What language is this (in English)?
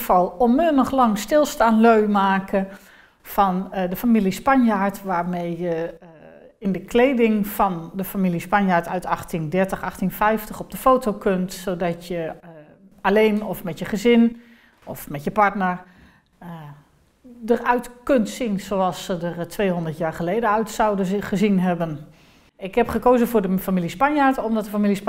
Dutch